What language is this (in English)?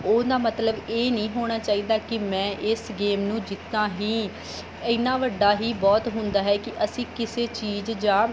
Punjabi